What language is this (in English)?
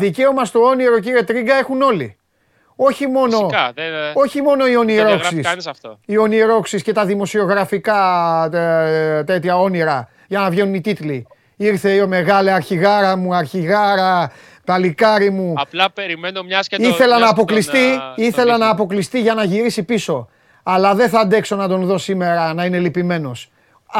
Greek